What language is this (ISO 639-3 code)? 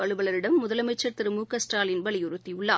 tam